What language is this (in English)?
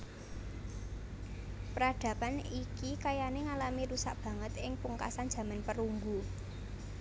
Javanese